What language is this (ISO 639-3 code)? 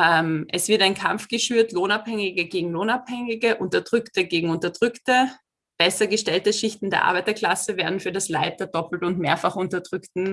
deu